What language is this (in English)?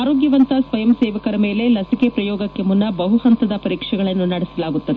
Kannada